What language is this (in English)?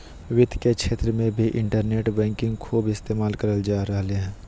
Magahi